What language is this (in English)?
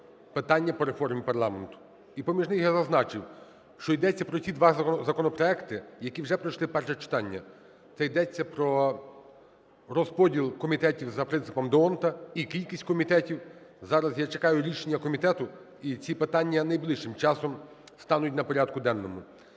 Ukrainian